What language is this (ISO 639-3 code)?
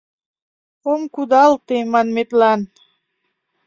chm